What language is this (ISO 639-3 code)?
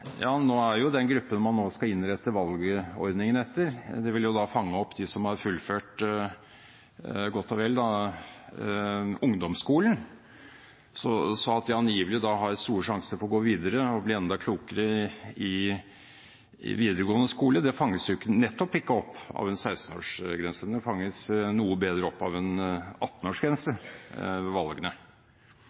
nob